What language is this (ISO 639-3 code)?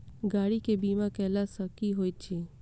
mai